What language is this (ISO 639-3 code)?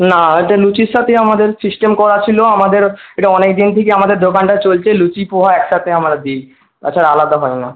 ben